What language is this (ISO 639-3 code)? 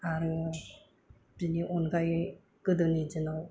brx